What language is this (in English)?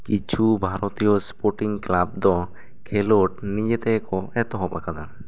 Santali